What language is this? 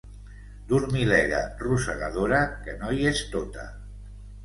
Catalan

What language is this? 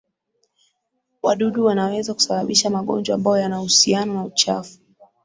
Swahili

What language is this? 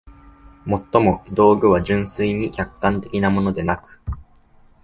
Japanese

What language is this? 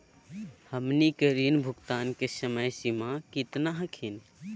Magahi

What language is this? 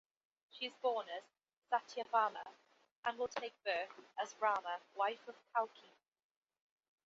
English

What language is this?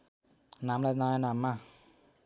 Nepali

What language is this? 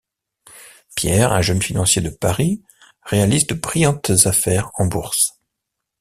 French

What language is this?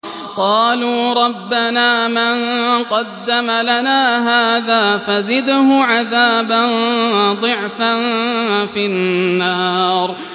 Arabic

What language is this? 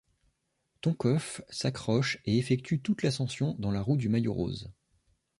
French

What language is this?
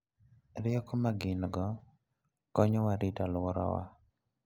Luo (Kenya and Tanzania)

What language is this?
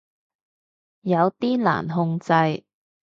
Cantonese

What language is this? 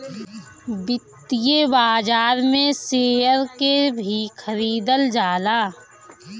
Bhojpuri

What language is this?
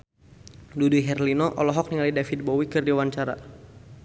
Sundanese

